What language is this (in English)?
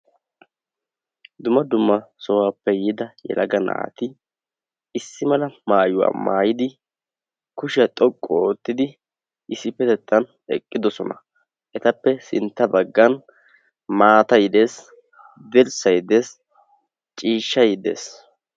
Wolaytta